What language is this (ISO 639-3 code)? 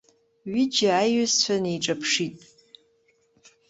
abk